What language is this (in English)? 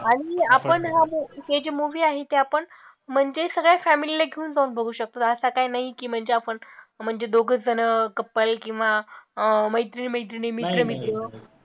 Marathi